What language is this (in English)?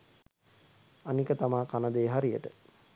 Sinhala